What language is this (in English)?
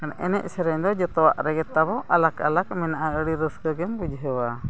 Santali